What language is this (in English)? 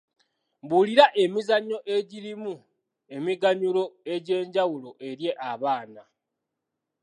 Ganda